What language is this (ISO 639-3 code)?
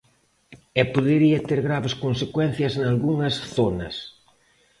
glg